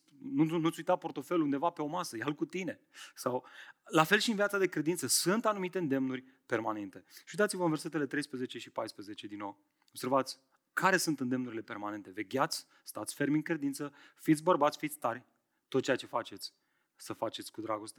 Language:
Romanian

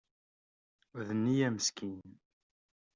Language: Kabyle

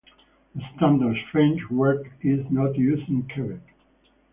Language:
English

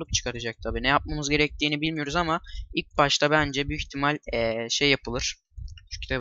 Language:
Turkish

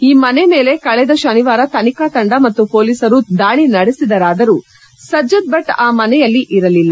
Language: Kannada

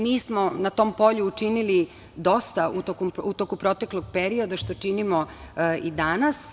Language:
Serbian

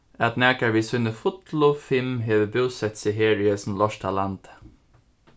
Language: Faroese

